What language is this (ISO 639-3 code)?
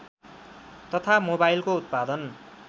nep